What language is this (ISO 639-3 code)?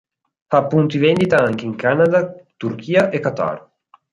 ita